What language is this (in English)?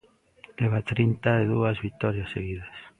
Galician